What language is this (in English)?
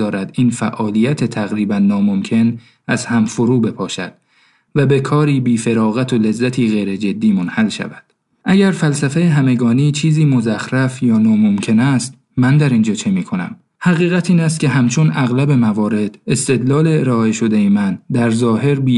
Persian